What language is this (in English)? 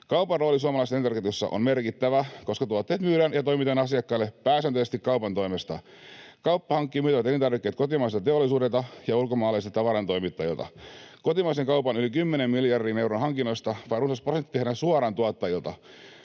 Finnish